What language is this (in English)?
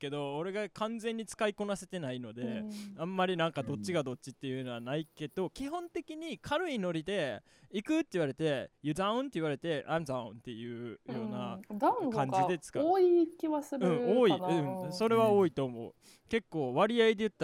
Japanese